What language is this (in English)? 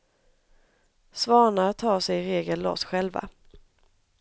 Swedish